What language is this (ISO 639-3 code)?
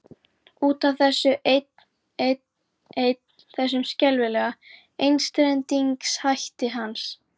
isl